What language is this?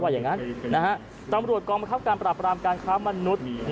Thai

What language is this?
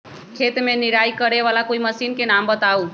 Magahi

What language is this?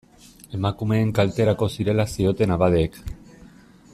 Basque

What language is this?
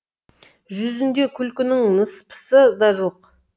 Kazakh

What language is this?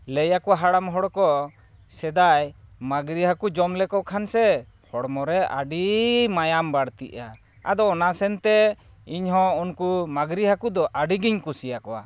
Santali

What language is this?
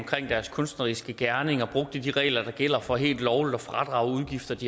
Danish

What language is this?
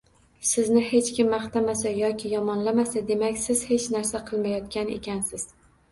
Uzbek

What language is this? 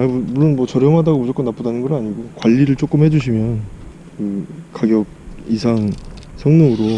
Korean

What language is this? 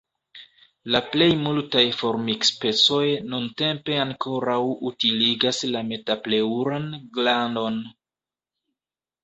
Esperanto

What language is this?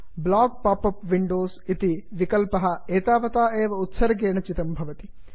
Sanskrit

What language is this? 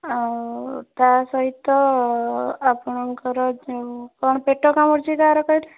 Odia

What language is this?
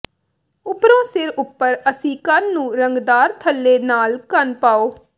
Punjabi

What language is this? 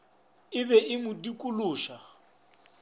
Northern Sotho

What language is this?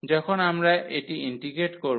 Bangla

